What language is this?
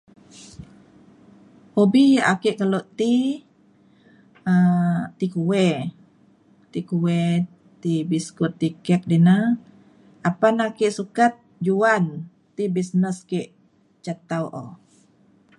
Mainstream Kenyah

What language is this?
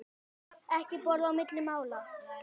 Icelandic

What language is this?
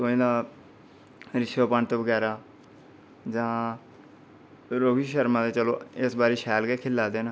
Dogri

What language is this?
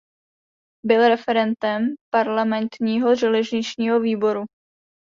Czech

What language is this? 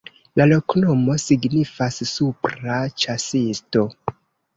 Esperanto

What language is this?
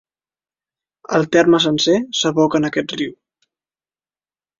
Catalan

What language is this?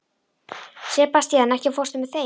Icelandic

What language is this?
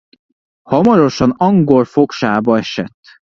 Hungarian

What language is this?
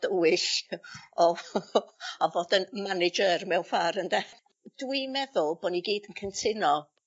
Welsh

